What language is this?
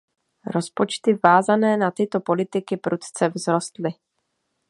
Czech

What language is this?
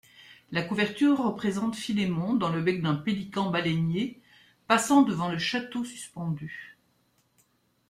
French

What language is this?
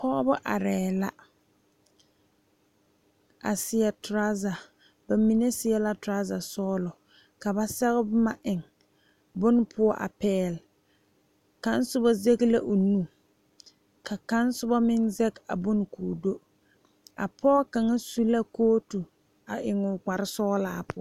Southern Dagaare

